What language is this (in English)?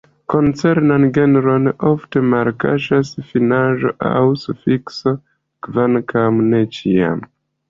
Esperanto